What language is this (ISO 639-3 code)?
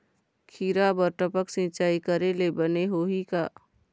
hne